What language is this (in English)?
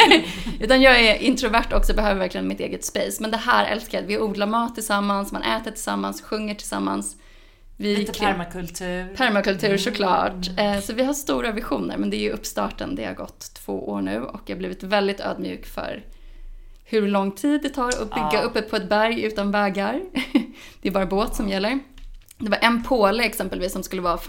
Swedish